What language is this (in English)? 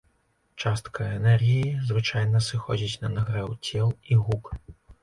Belarusian